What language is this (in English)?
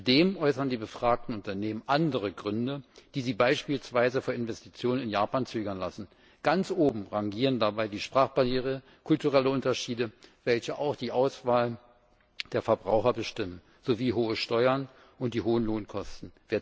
German